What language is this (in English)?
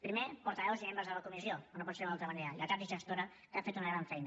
Catalan